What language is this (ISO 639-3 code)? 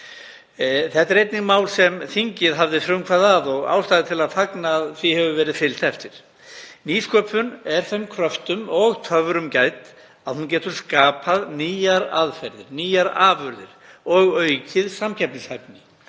isl